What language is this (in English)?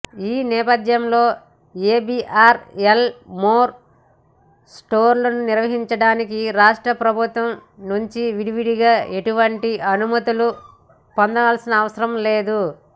Telugu